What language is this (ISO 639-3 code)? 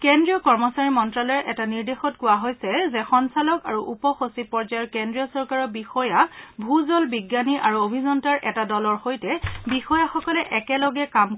asm